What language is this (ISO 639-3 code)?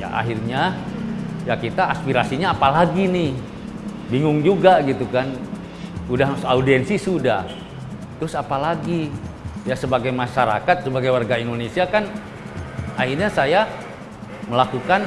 ind